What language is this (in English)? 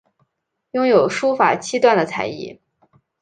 Chinese